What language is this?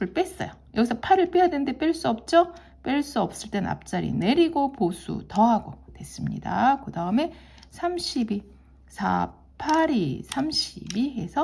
Korean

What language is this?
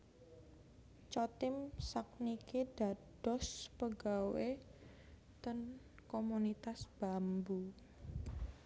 Javanese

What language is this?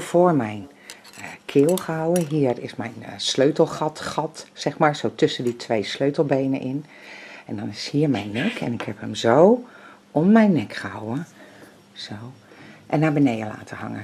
Dutch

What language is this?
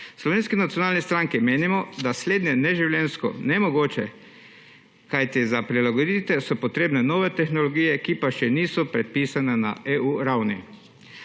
Slovenian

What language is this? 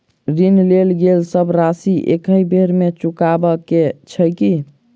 Maithili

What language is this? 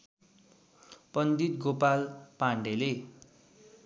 Nepali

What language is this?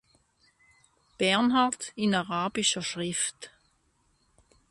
German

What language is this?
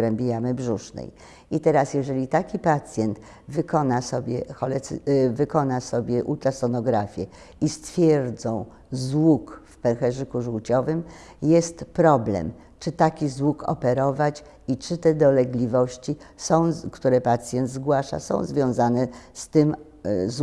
Polish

